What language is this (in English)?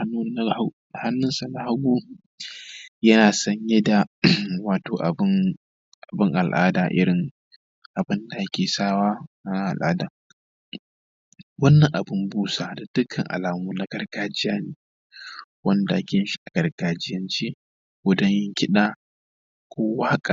Hausa